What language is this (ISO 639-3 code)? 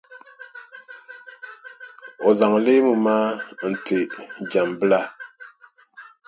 dag